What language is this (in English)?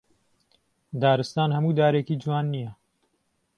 Central Kurdish